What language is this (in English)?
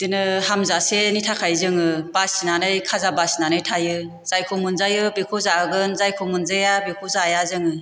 Bodo